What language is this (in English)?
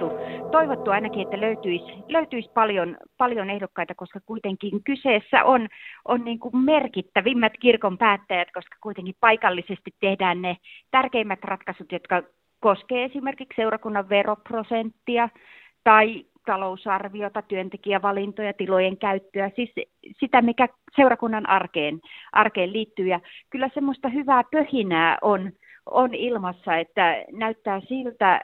Finnish